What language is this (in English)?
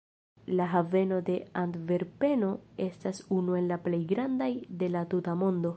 Esperanto